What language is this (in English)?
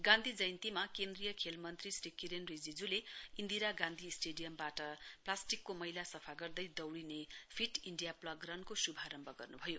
Nepali